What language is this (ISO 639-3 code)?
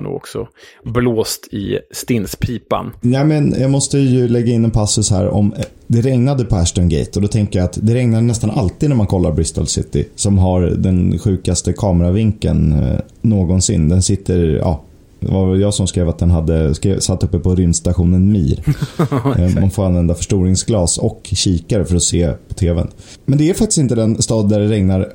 swe